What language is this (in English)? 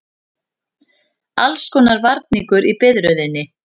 Icelandic